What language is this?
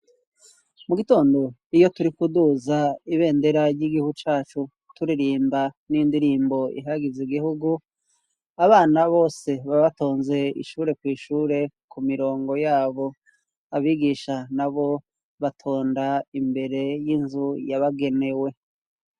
Rundi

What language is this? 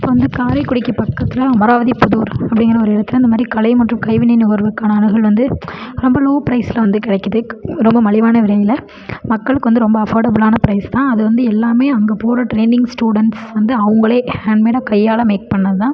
Tamil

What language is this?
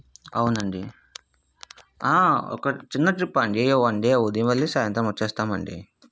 Telugu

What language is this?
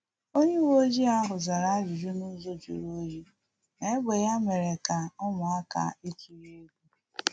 Igbo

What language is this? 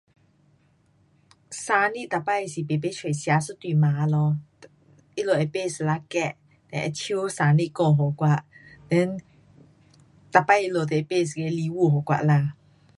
Pu-Xian Chinese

